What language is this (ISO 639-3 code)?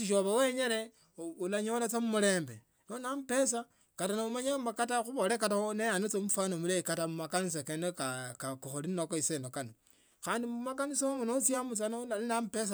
lto